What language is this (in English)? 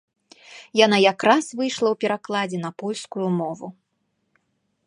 Belarusian